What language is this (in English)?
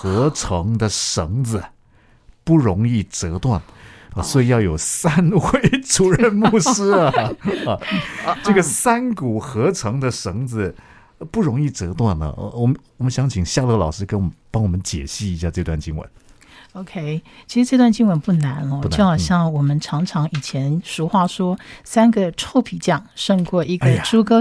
Chinese